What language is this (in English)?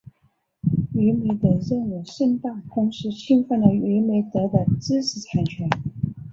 Chinese